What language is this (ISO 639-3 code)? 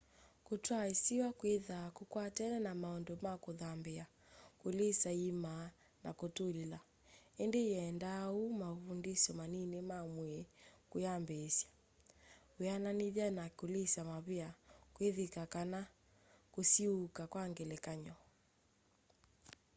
kam